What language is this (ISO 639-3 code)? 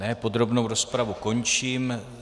ces